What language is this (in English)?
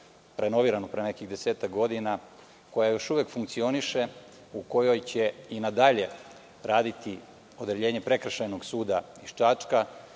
Serbian